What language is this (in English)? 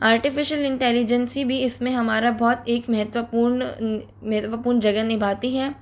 Hindi